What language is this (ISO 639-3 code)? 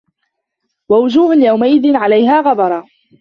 ara